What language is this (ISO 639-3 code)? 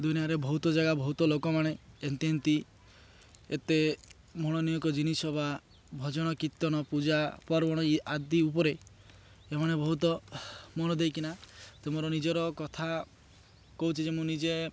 ori